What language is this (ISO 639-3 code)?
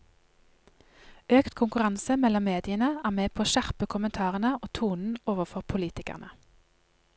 nor